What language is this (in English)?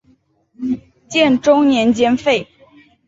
Chinese